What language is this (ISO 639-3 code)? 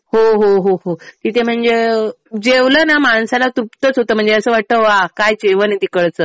mar